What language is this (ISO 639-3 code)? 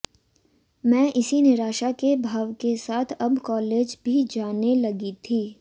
hin